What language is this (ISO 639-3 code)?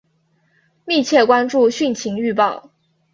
zho